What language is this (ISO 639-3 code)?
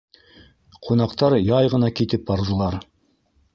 bak